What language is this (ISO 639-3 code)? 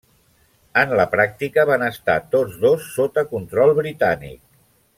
cat